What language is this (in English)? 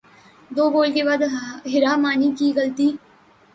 Urdu